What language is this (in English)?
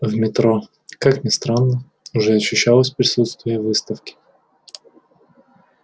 Russian